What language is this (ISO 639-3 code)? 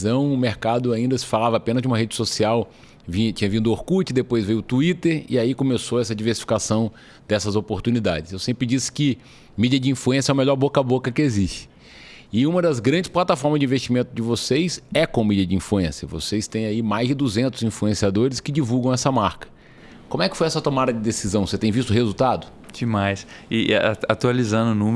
por